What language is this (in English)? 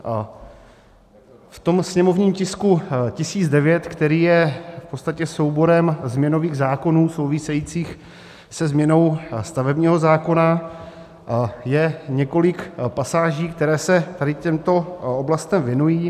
Czech